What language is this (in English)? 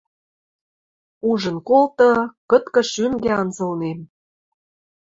Western Mari